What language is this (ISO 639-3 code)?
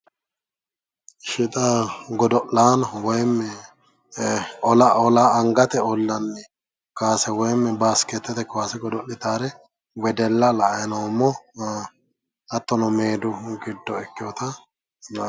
sid